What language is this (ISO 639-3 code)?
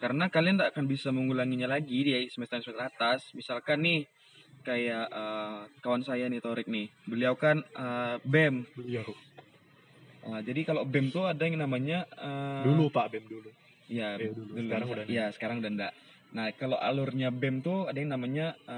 ind